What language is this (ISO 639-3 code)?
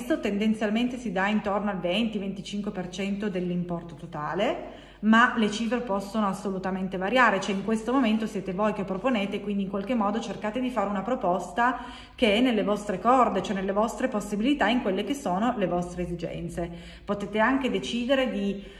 ita